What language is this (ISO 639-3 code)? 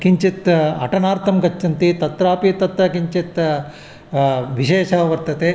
san